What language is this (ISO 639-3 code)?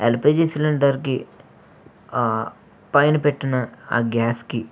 tel